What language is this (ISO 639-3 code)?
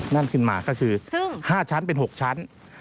tha